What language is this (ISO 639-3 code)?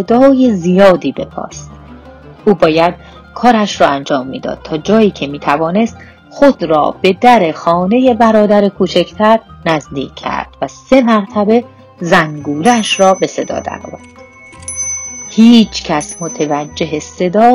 fas